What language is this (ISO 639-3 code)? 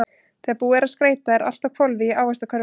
isl